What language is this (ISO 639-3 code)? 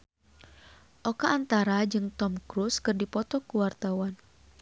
sun